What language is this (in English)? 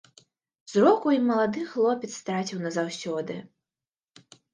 Belarusian